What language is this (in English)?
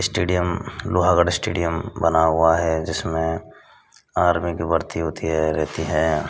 Hindi